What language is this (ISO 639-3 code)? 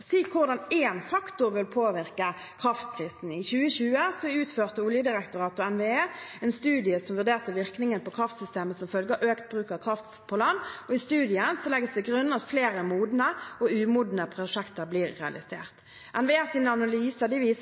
nob